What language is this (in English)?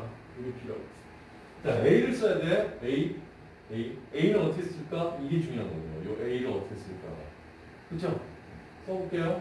Korean